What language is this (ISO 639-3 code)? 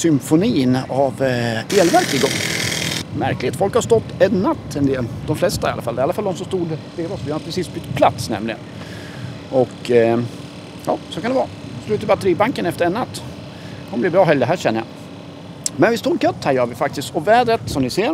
swe